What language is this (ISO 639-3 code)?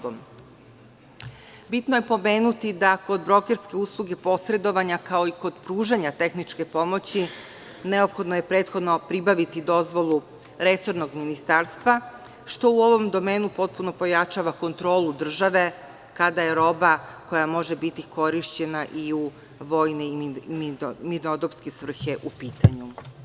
srp